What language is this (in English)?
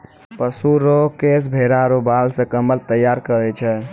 Maithili